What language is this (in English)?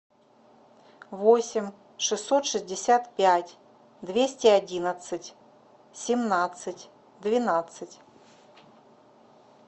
Russian